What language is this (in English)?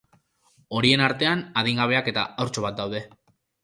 Basque